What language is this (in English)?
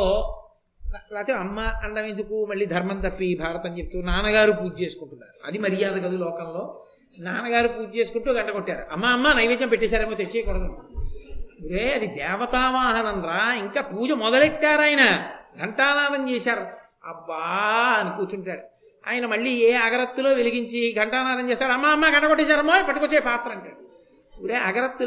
Telugu